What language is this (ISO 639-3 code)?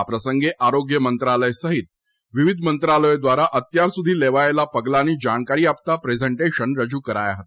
guj